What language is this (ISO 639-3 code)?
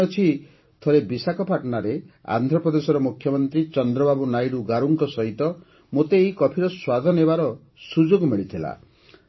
ori